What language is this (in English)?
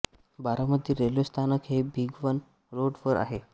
Marathi